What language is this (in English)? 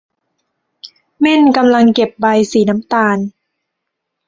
Thai